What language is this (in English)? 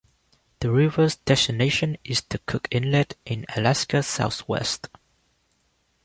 English